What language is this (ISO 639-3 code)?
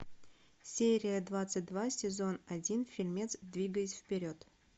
rus